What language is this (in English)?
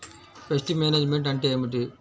Telugu